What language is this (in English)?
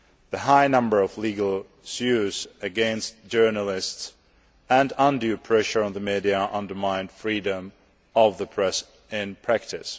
English